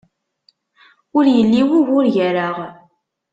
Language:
Kabyle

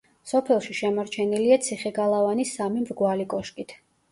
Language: Georgian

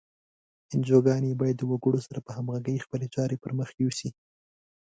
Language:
Pashto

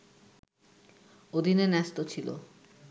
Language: Bangla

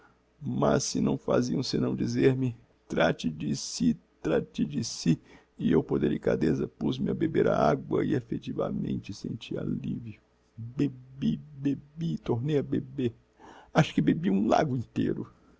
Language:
Portuguese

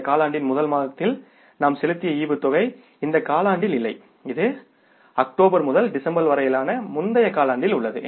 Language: Tamil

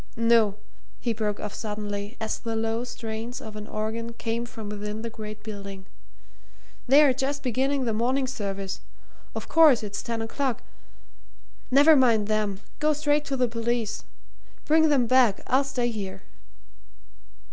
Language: English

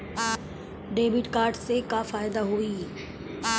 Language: Bhojpuri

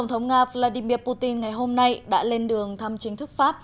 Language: Vietnamese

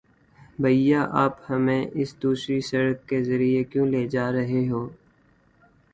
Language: Urdu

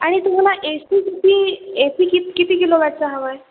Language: Marathi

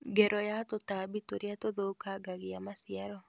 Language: Kikuyu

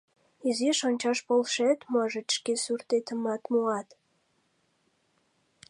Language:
Mari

